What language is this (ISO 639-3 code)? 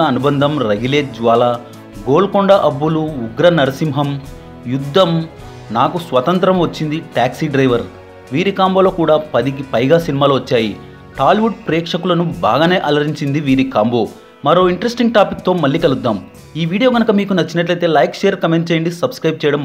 tel